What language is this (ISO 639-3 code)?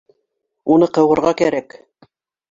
bak